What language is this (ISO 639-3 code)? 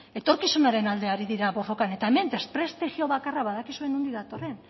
eus